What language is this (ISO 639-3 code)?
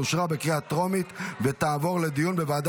heb